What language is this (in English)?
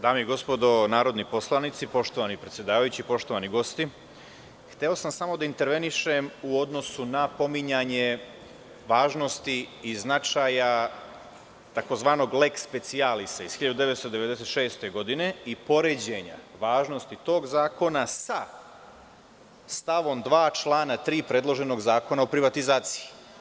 Serbian